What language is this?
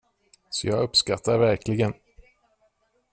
Swedish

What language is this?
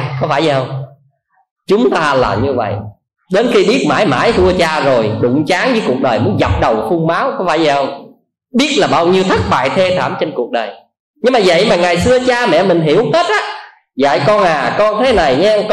Vietnamese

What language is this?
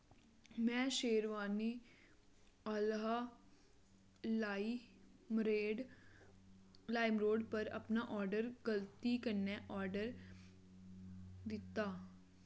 Dogri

